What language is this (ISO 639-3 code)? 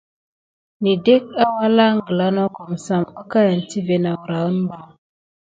gid